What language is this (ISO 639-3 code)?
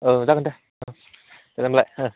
brx